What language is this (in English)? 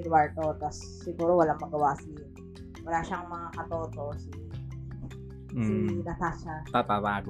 Filipino